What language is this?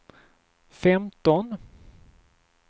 Swedish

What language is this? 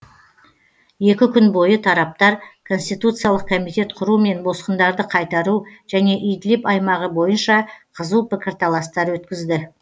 Kazakh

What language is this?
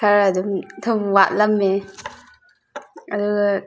Manipuri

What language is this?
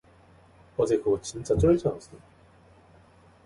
Korean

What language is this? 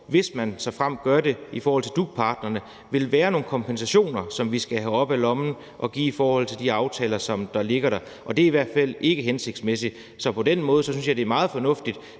Danish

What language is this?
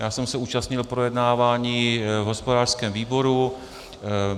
Czech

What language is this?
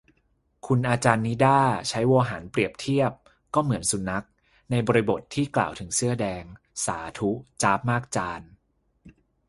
Thai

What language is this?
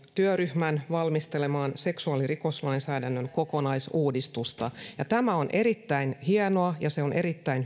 Finnish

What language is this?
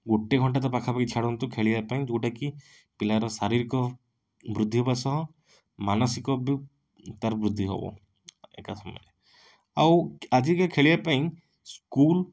Odia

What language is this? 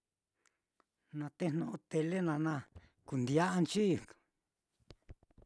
Mitlatongo Mixtec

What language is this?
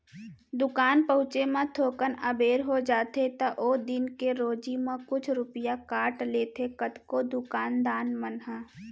Chhattisgarhi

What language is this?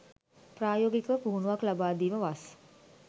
Sinhala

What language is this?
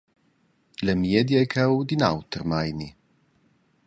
Romansh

